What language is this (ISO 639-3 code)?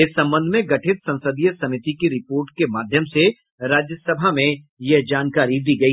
hin